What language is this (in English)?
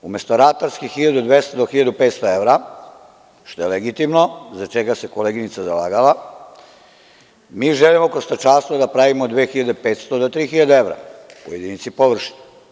Serbian